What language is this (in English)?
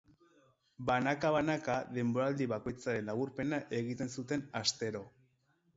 Basque